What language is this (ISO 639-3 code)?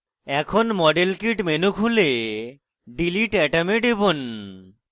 ben